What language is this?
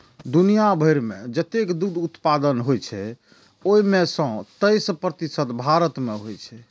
Maithili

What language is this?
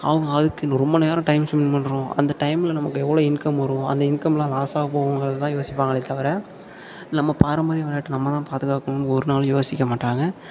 Tamil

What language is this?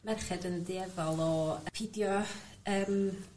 Welsh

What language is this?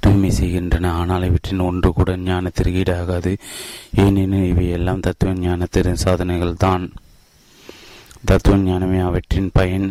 Tamil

